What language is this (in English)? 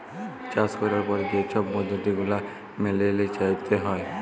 Bangla